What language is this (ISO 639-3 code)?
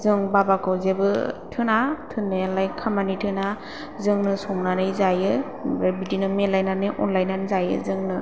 brx